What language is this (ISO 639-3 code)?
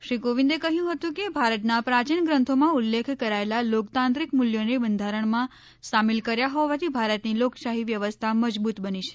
guj